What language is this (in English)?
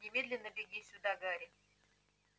Russian